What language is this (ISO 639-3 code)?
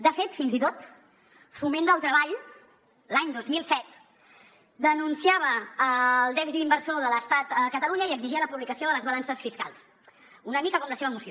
cat